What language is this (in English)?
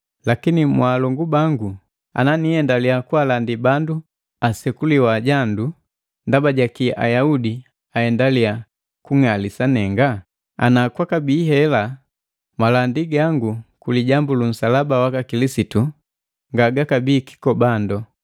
Matengo